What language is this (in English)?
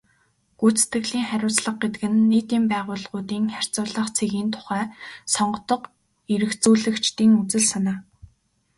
Mongolian